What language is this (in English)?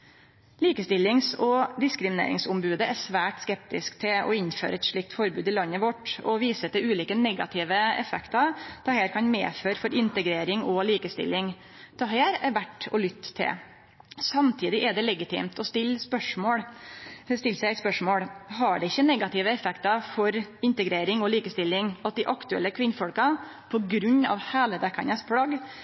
Norwegian Nynorsk